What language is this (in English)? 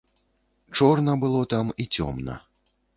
Belarusian